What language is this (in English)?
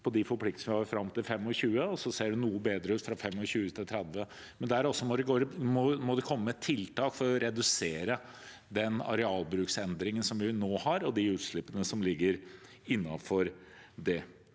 Norwegian